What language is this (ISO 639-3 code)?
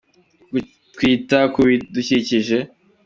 kin